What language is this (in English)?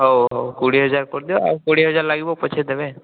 Odia